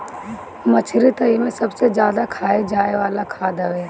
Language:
Bhojpuri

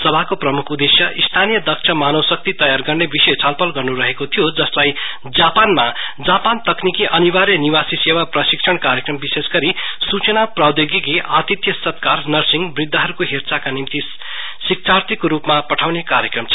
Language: Nepali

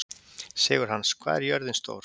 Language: Icelandic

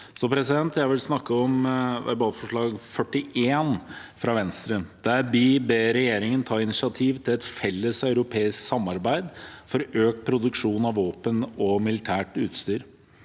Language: Norwegian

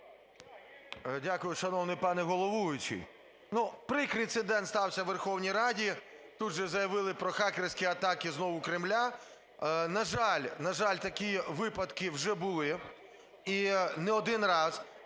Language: Ukrainian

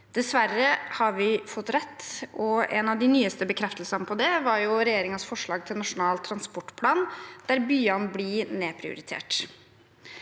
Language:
Norwegian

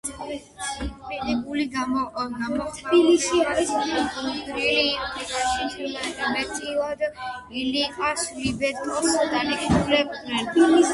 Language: Georgian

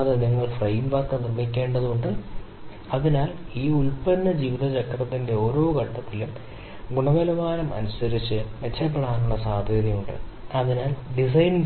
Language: Malayalam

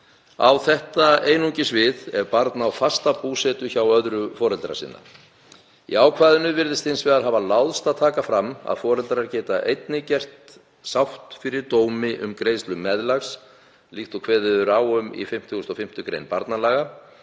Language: Icelandic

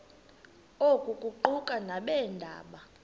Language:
Xhosa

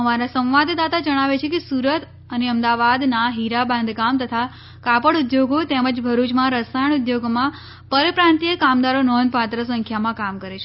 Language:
Gujarati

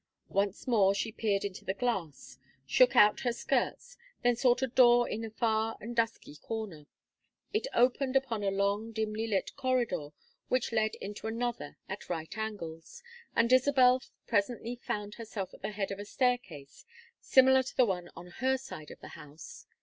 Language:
English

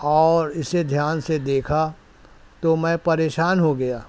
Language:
Urdu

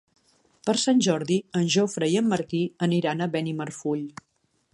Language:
Catalan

